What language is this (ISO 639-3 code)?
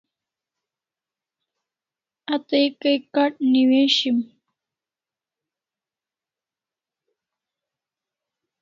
kls